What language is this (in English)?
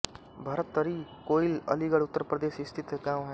Hindi